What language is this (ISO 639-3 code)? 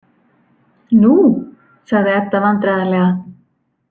isl